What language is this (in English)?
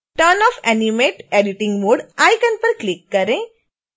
Hindi